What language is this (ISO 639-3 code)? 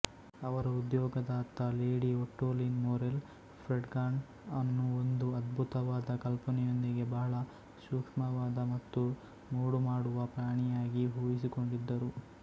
kan